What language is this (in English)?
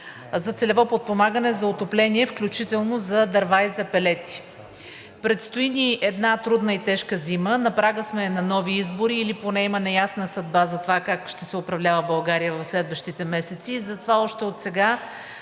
Bulgarian